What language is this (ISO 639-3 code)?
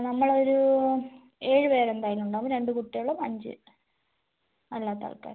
mal